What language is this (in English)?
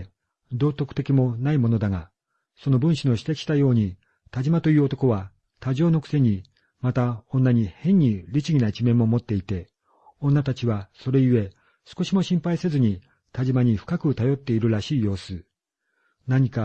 Japanese